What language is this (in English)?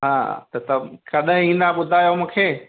Sindhi